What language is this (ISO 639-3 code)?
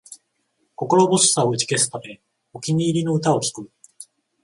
jpn